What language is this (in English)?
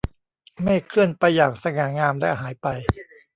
Thai